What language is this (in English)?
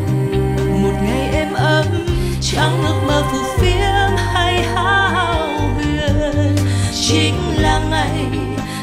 Vietnamese